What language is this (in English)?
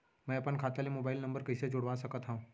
Chhattisgarhi